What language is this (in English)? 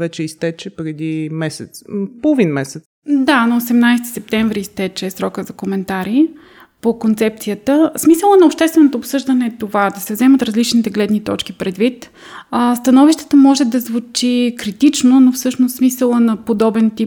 Bulgarian